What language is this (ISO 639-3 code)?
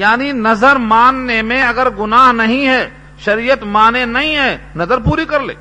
urd